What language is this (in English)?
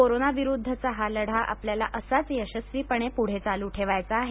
Marathi